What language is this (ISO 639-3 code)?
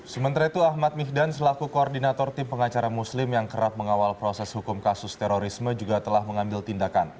ind